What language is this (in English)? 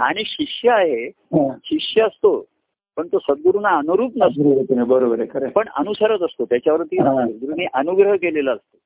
Marathi